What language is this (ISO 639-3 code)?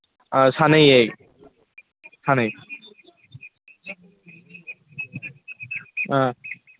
mni